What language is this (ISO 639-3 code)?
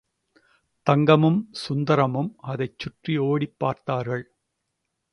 tam